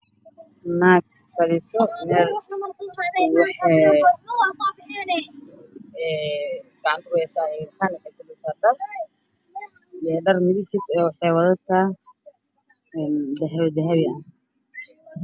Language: Somali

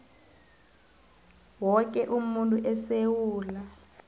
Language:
South Ndebele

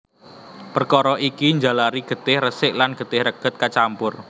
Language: Javanese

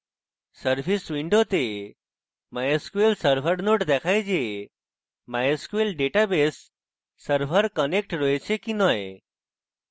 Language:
Bangla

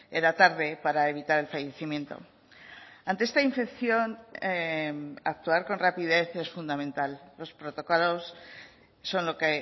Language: Spanish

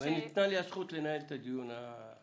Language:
Hebrew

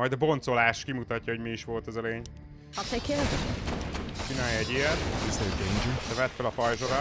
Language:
Hungarian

